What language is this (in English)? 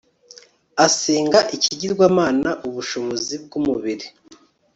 Kinyarwanda